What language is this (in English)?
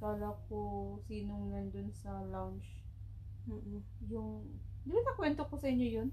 Filipino